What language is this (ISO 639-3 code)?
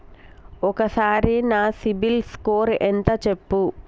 tel